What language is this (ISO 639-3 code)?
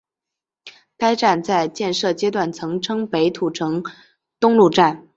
zho